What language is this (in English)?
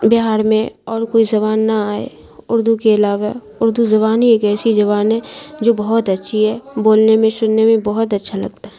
Urdu